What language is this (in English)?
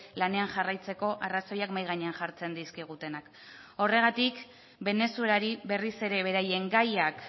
Basque